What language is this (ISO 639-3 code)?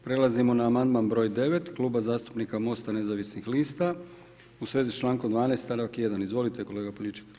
hrv